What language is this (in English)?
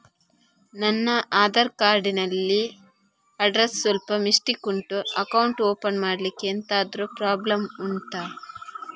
Kannada